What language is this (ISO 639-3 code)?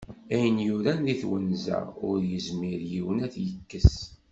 kab